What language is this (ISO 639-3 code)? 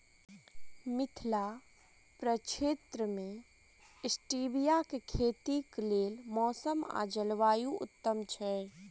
mai